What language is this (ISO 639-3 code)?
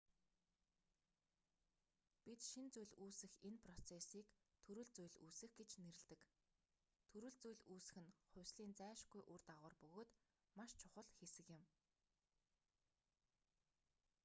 mon